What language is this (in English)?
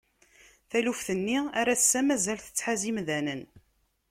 Kabyle